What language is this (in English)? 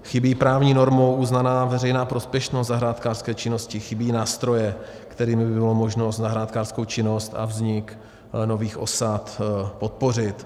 Czech